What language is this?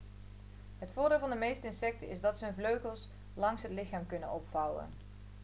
Dutch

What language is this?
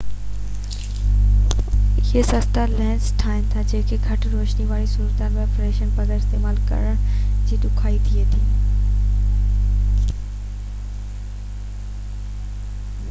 Sindhi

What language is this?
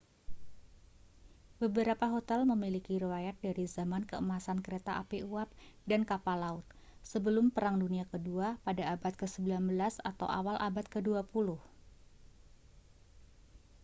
Indonesian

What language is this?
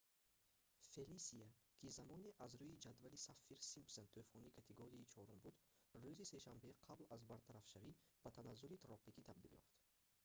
Tajik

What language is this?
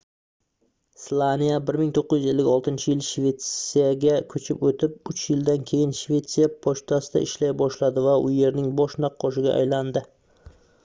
Uzbek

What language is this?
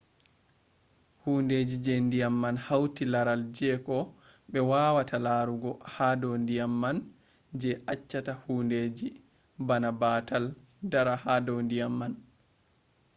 Fula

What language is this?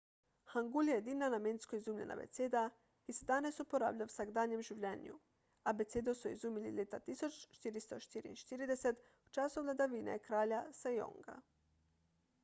Slovenian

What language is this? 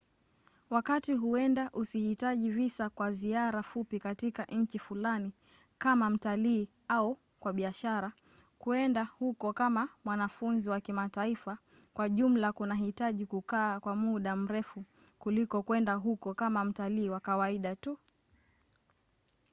Swahili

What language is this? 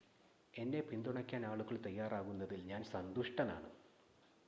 Malayalam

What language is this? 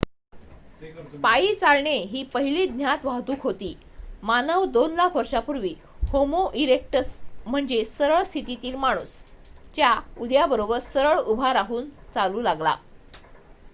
Marathi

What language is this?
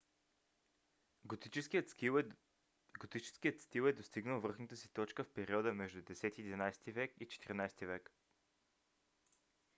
Bulgarian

